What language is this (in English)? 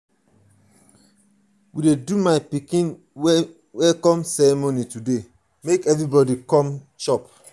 Nigerian Pidgin